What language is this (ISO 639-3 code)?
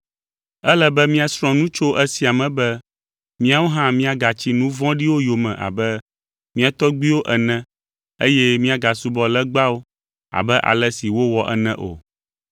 ewe